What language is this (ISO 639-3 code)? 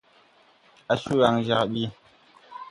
tui